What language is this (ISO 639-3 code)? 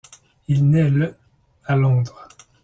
fra